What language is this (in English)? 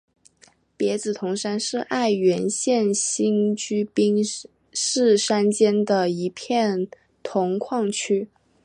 Chinese